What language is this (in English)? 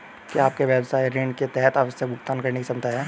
Hindi